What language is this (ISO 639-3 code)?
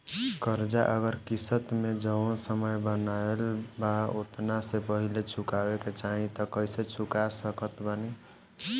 bho